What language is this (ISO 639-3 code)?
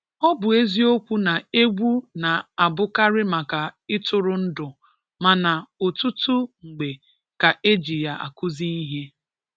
ibo